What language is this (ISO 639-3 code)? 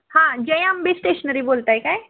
mar